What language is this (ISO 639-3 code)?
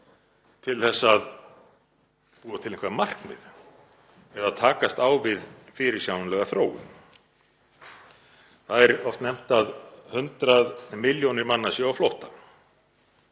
isl